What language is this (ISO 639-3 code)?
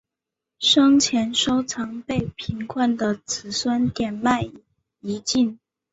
zho